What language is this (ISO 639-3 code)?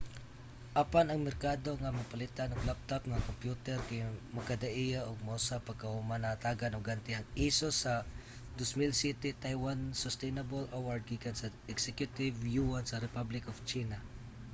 ceb